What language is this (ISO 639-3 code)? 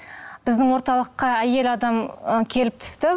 kaz